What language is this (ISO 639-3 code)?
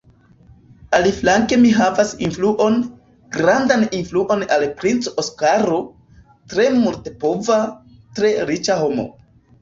epo